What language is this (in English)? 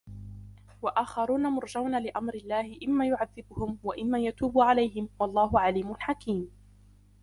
Arabic